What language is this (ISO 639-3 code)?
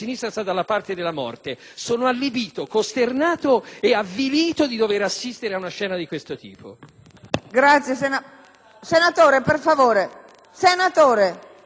ita